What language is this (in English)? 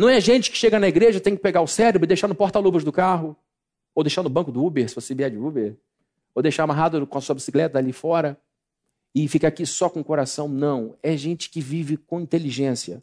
Portuguese